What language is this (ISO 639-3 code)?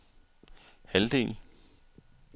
dan